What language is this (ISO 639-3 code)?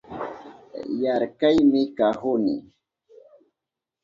qup